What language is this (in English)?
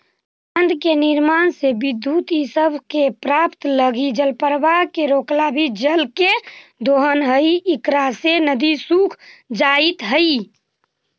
Magahi